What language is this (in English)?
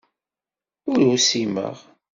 Kabyle